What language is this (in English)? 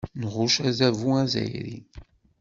Kabyle